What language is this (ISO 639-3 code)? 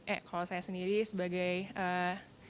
ind